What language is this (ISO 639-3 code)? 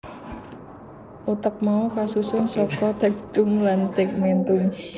jav